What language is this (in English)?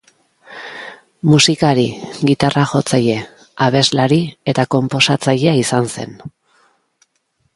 Basque